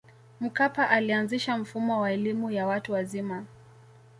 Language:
Swahili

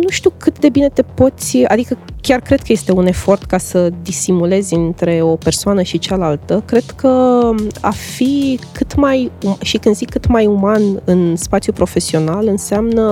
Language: Romanian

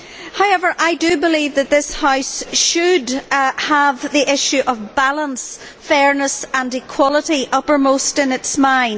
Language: English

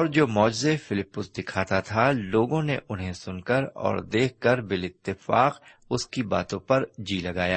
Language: Urdu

